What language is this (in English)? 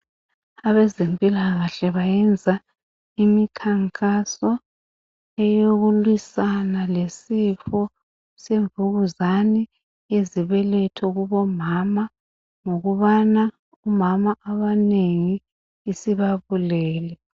North Ndebele